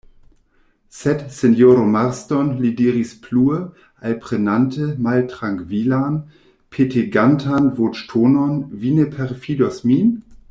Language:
Esperanto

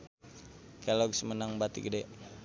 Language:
Sundanese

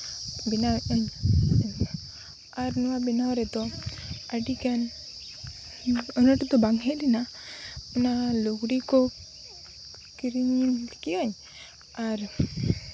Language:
Santali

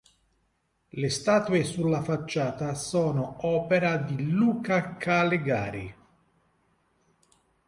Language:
Italian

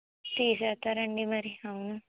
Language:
Telugu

